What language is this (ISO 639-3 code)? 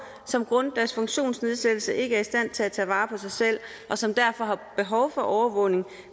dan